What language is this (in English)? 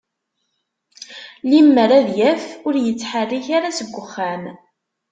Kabyle